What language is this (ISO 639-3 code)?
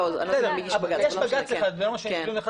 heb